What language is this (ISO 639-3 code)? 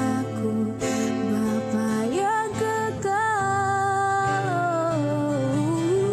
ind